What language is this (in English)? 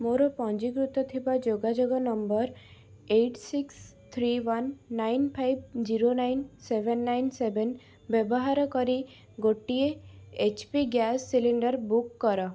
Odia